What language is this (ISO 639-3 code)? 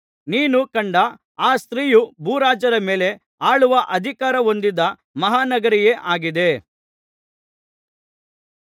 kan